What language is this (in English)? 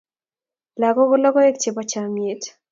Kalenjin